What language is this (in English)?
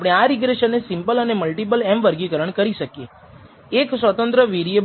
Gujarati